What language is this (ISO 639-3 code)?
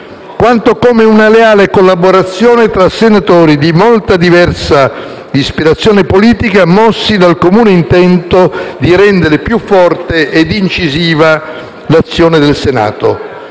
ita